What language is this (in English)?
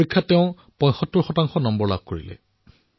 Assamese